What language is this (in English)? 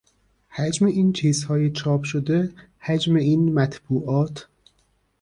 Persian